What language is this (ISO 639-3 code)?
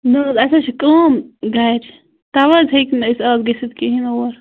kas